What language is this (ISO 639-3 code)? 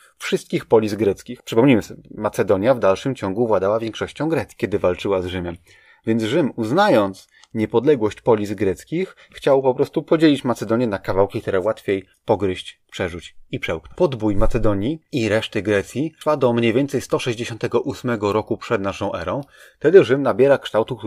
pol